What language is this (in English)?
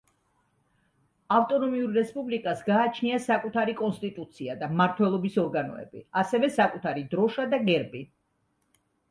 Georgian